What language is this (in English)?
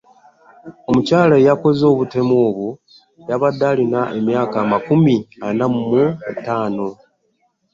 Ganda